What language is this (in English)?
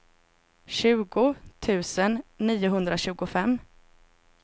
Swedish